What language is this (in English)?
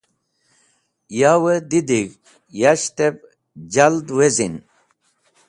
Wakhi